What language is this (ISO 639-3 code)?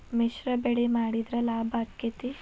kan